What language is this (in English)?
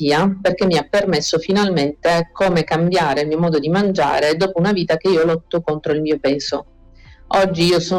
Italian